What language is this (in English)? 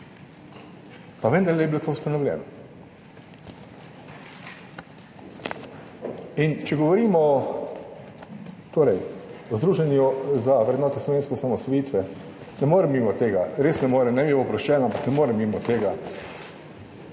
Slovenian